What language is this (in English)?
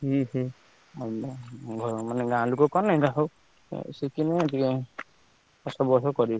Odia